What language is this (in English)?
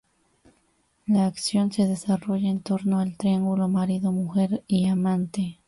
Spanish